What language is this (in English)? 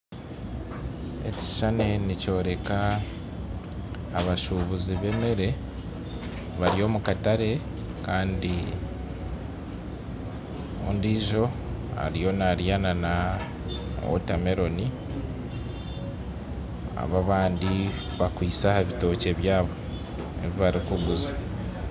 Nyankole